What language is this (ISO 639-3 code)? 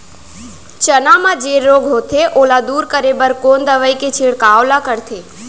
hne